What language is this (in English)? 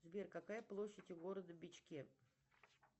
Russian